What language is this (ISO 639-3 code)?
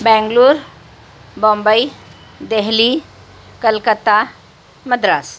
urd